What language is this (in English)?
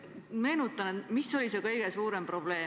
Estonian